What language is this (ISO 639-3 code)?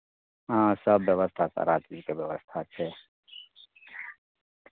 mai